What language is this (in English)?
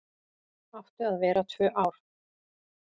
Icelandic